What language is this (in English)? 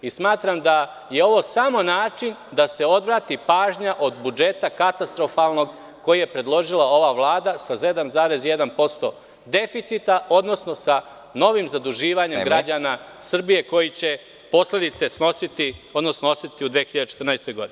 Serbian